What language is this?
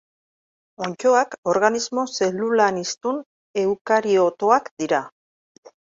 Basque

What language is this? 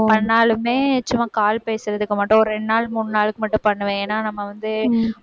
Tamil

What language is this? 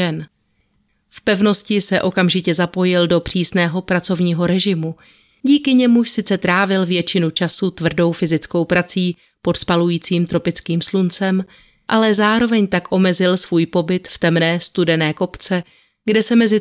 Czech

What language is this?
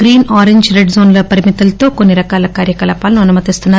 Telugu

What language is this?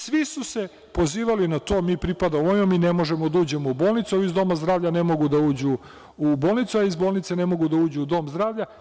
Serbian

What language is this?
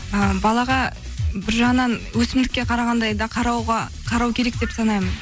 Kazakh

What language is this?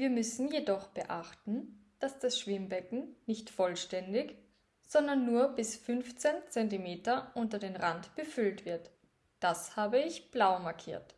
German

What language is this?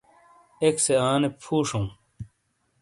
Shina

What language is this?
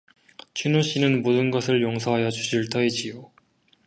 Korean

